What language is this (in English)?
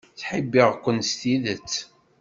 Kabyle